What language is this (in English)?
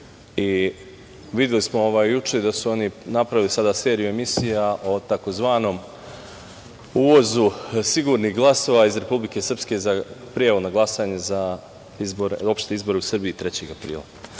Serbian